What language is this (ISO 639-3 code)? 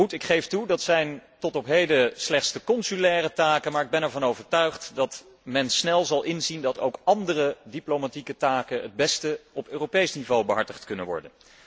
nld